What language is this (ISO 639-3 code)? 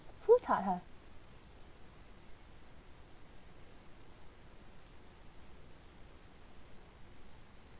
eng